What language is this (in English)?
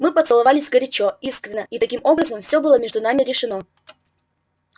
Russian